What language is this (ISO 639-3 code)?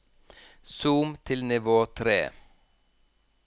nor